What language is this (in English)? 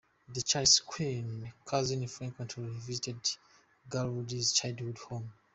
English